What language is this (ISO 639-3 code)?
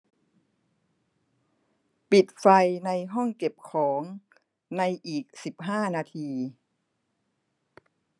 tha